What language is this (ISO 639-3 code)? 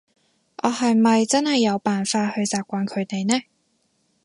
yue